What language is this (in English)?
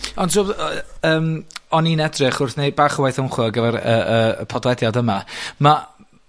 Welsh